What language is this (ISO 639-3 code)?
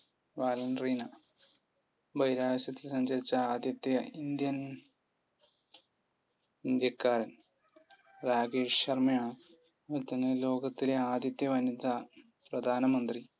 mal